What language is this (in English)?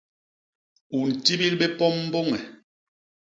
Basaa